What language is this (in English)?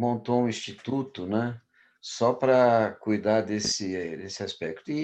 Portuguese